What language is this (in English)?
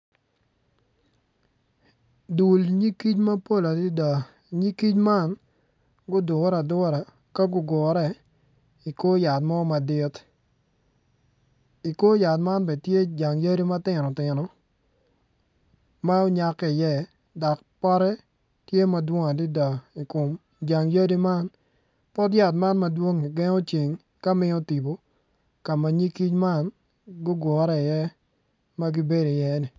Acoli